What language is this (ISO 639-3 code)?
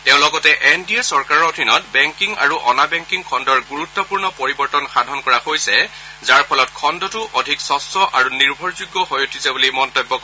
asm